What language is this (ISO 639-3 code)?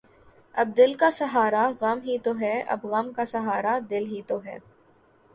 urd